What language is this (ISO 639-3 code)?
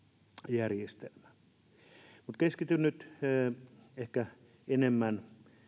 fin